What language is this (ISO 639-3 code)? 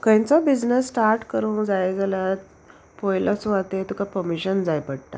kok